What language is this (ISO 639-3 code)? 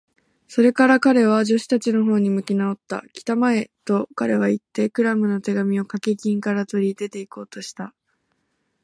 jpn